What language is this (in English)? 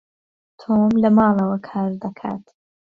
Central Kurdish